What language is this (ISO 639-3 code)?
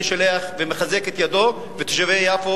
heb